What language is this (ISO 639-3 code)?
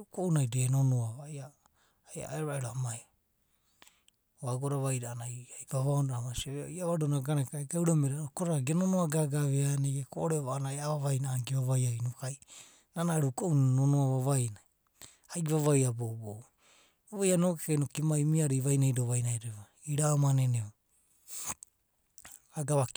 kbt